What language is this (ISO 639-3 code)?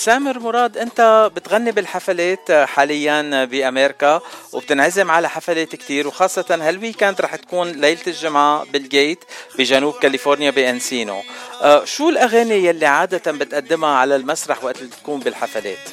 ara